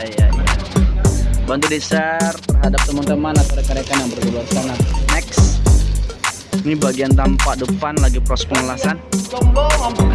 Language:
Indonesian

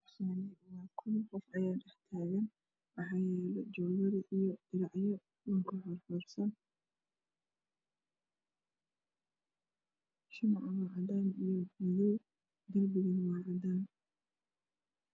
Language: Somali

